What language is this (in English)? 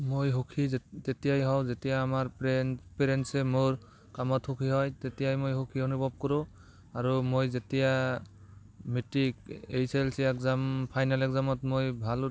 Assamese